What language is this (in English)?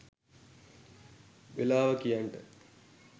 Sinhala